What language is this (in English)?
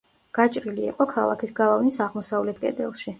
Georgian